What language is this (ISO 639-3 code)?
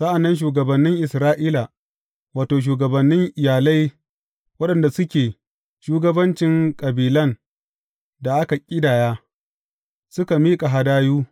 hau